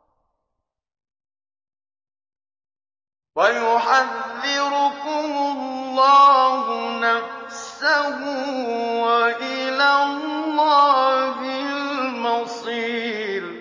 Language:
Arabic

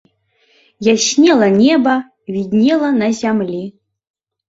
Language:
Belarusian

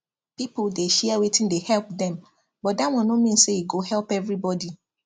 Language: Nigerian Pidgin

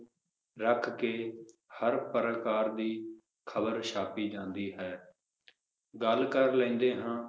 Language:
Punjabi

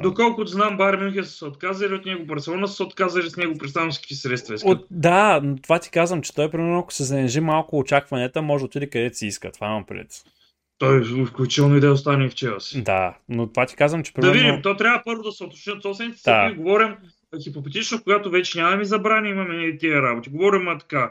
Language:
Bulgarian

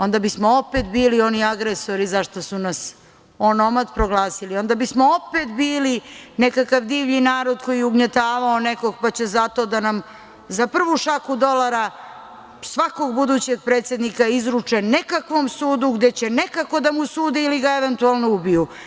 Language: Serbian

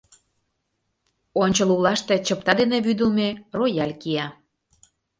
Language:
Mari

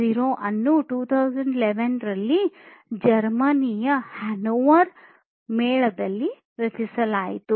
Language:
Kannada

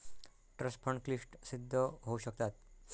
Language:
Marathi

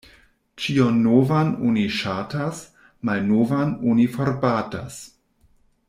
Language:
Esperanto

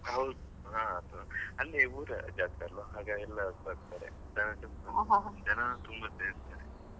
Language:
Kannada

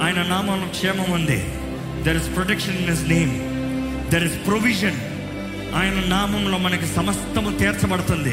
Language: Telugu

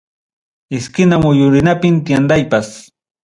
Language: Ayacucho Quechua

